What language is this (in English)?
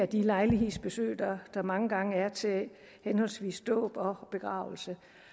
Danish